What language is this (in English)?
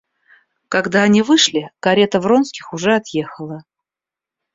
Russian